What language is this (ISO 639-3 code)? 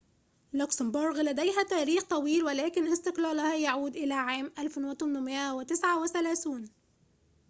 ara